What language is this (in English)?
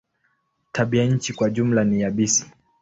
Swahili